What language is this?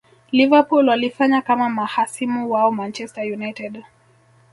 Swahili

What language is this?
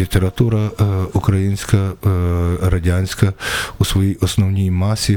Ukrainian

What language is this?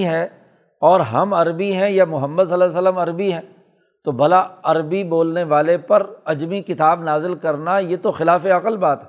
Urdu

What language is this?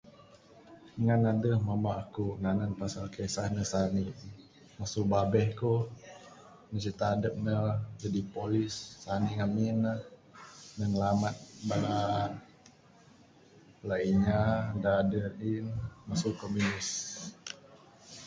Bukar-Sadung Bidayuh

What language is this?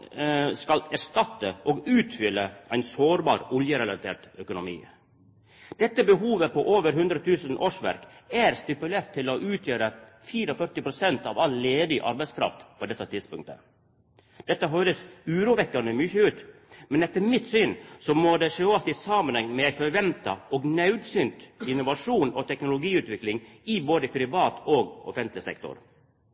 Norwegian Nynorsk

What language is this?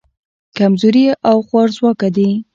Pashto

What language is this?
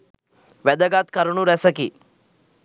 Sinhala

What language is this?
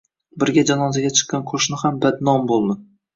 Uzbek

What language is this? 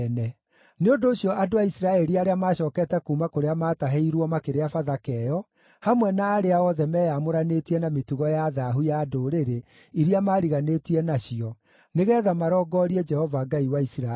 Kikuyu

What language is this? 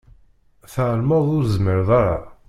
Kabyle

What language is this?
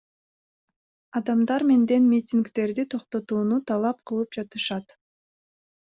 Kyrgyz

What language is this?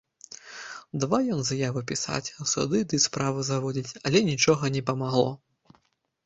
Belarusian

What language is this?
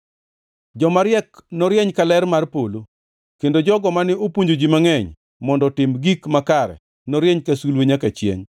Luo (Kenya and Tanzania)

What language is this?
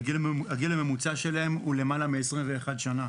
Hebrew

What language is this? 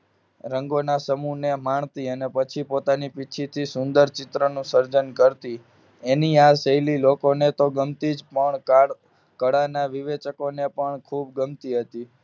Gujarati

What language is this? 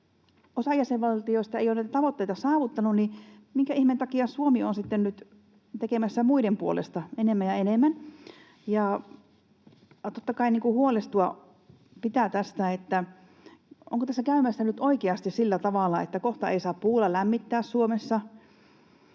Finnish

